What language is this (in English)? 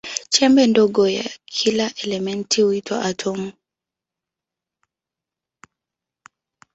Swahili